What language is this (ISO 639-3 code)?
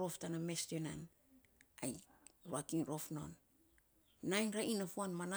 sps